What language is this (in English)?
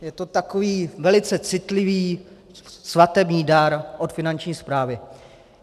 Czech